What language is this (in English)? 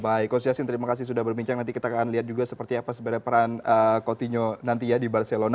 Indonesian